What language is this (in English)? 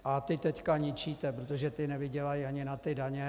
Czech